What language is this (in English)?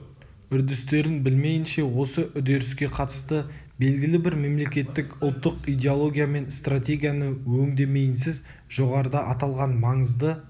Kazakh